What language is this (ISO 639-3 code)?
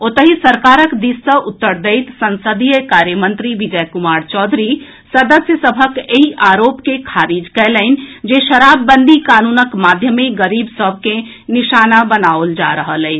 mai